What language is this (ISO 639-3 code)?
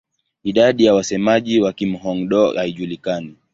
swa